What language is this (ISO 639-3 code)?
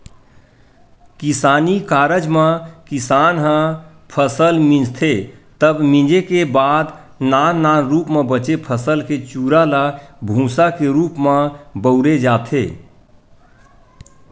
hne